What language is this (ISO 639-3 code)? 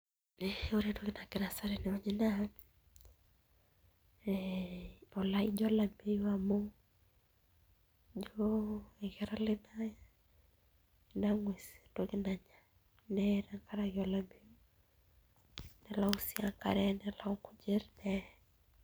mas